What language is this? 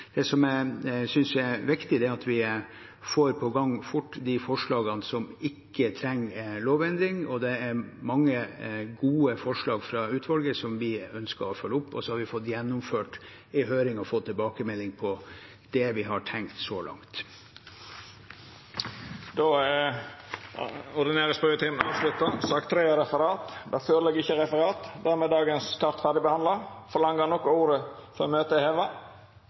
Norwegian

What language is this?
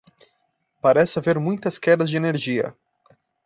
Portuguese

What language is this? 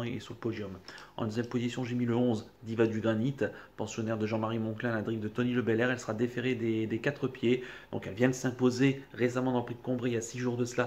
French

